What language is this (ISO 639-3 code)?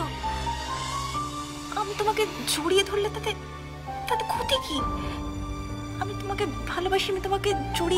ben